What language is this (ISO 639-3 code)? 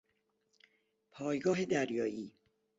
fas